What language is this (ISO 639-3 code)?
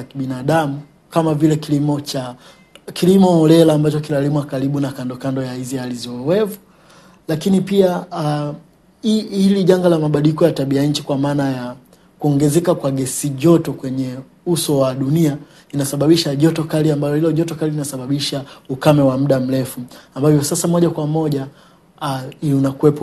swa